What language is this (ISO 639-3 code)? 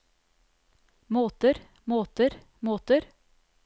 nor